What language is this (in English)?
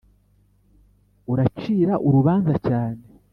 Kinyarwanda